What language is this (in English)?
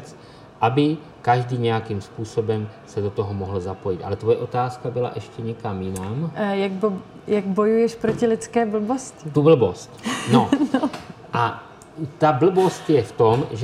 Czech